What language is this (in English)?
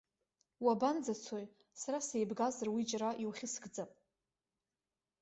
Abkhazian